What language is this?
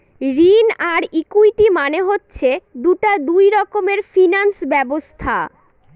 Bangla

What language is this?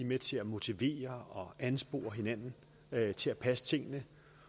Danish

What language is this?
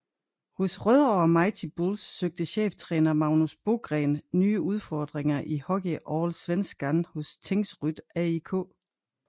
Danish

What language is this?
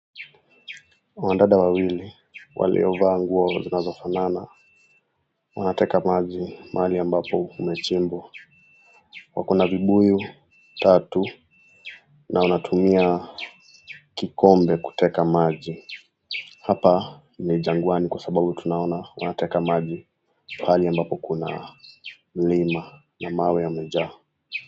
Swahili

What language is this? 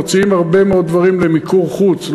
Hebrew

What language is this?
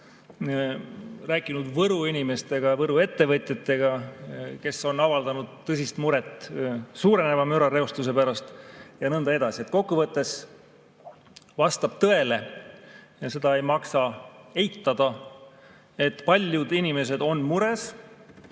Estonian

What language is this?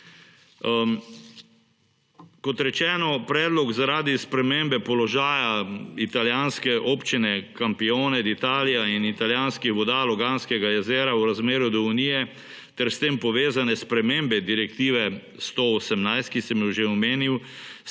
Slovenian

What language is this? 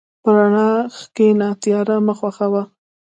Pashto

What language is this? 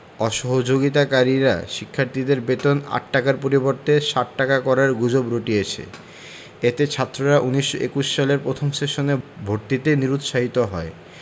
Bangla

